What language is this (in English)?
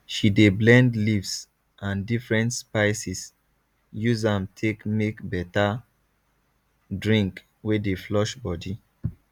Nigerian Pidgin